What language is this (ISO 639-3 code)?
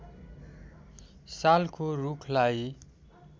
nep